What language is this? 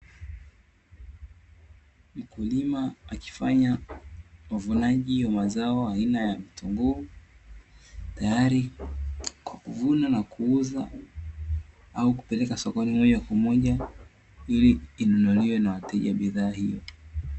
Swahili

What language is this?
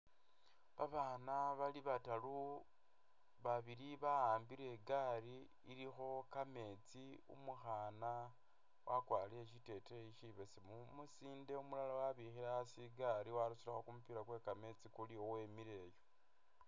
Masaaba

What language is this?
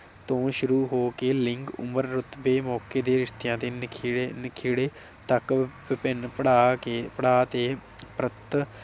Punjabi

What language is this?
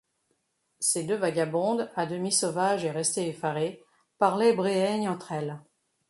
French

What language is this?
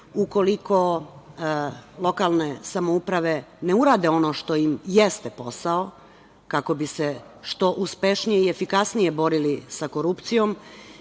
Serbian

